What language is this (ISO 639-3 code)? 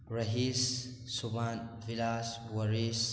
mni